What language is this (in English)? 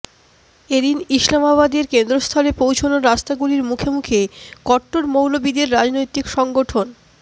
Bangla